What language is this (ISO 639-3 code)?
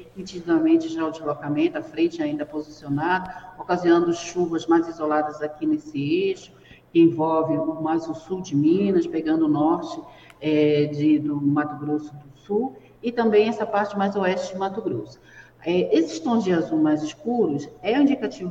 por